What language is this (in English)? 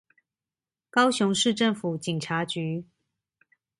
Chinese